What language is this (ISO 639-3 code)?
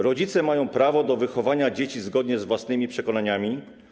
pol